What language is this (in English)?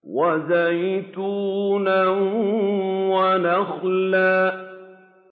Arabic